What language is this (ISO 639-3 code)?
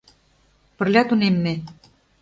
chm